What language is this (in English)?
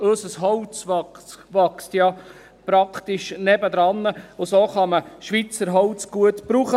Swiss German